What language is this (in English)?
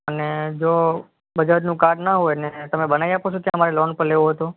Gujarati